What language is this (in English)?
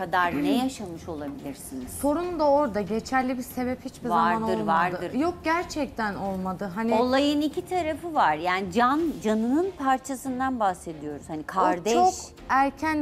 Turkish